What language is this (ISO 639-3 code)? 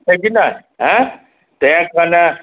mai